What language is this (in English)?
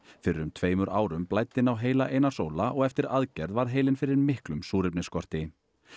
Icelandic